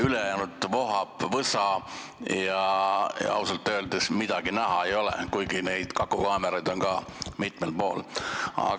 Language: Estonian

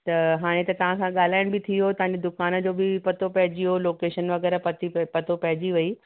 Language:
Sindhi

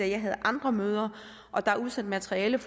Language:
Danish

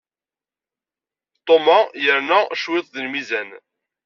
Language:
Kabyle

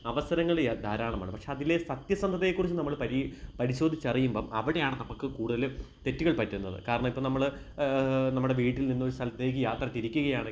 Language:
Malayalam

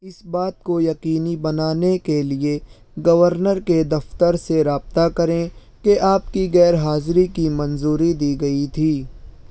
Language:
Urdu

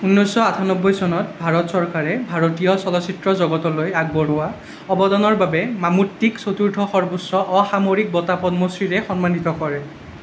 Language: Assamese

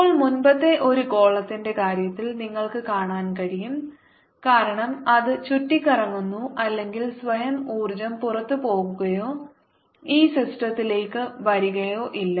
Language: Malayalam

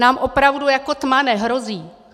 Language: Czech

